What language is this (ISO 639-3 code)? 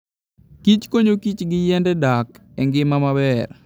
luo